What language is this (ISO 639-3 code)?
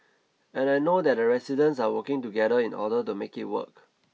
eng